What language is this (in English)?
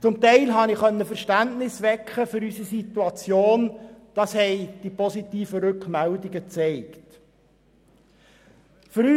Swiss German